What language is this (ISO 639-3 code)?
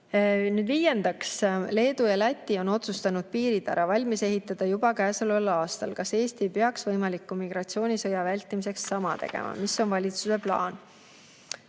est